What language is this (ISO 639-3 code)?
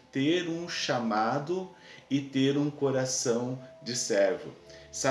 por